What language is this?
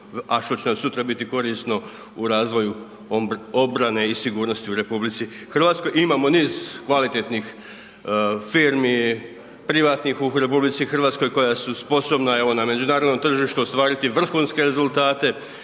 Croatian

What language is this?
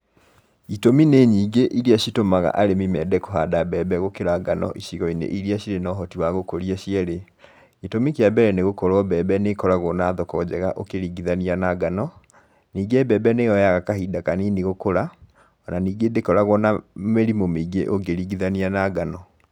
Kikuyu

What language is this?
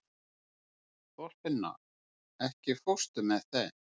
Icelandic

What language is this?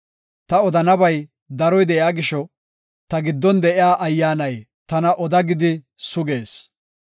Gofa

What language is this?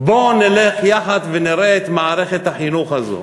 Hebrew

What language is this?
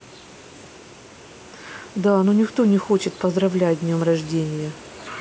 Russian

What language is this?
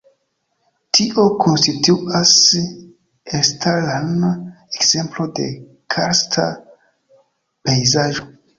Esperanto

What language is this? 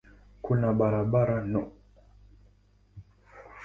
Swahili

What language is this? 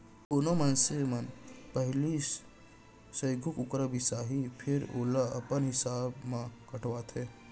Chhattisgarhi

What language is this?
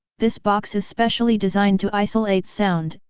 English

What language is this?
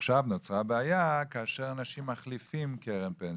Hebrew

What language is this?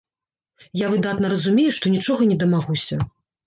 Belarusian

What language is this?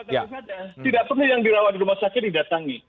Indonesian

